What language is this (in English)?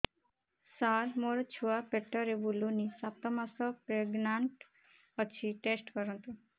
Odia